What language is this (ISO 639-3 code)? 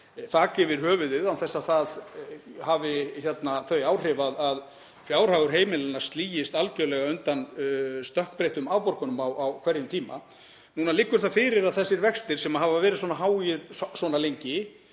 isl